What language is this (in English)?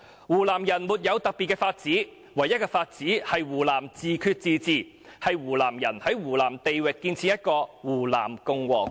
Cantonese